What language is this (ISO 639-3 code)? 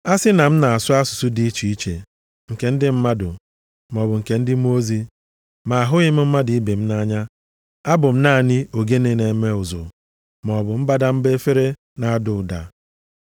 ibo